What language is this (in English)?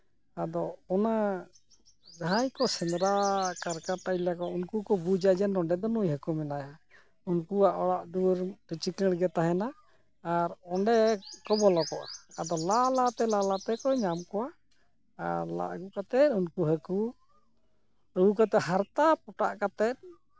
Santali